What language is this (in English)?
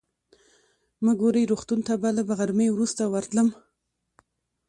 Pashto